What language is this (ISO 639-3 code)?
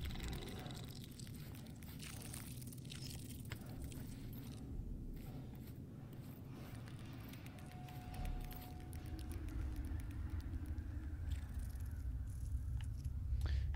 deu